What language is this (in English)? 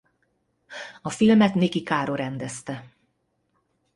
Hungarian